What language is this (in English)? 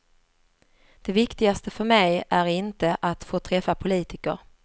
Swedish